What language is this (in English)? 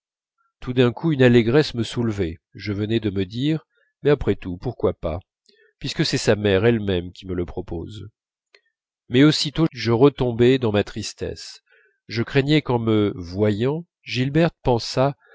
French